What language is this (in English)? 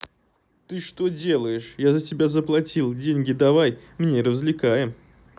Russian